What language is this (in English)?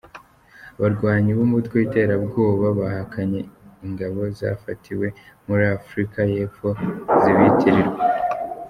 Kinyarwanda